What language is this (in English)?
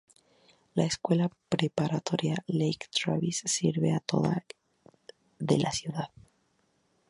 Spanish